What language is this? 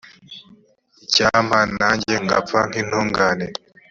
Kinyarwanda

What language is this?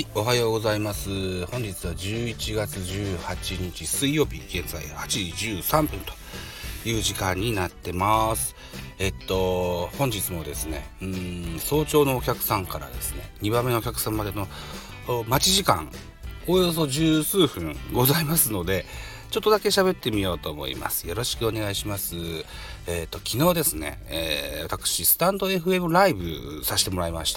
Japanese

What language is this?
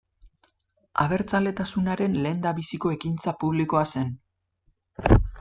Basque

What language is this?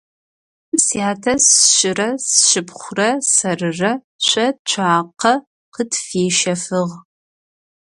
Adyghe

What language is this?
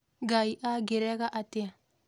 Kikuyu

